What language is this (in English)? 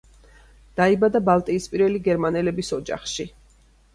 Georgian